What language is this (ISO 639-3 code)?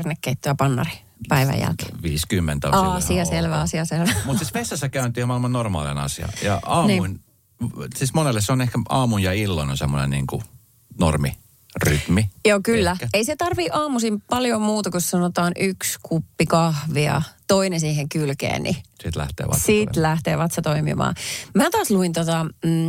fin